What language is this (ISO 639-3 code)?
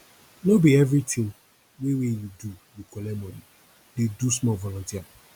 pcm